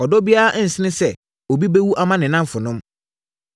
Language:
Akan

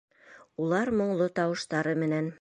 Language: Bashkir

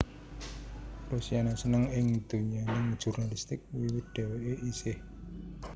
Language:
Javanese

